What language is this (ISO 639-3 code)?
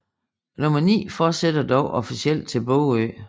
dan